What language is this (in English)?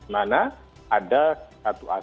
Indonesian